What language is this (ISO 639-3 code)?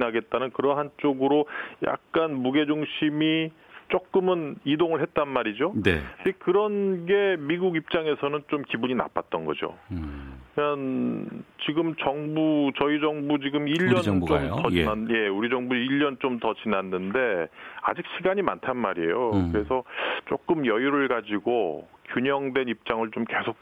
kor